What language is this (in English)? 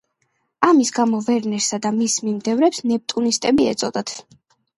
Georgian